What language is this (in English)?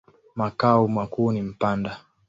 Swahili